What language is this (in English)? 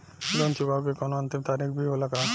Bhojpuri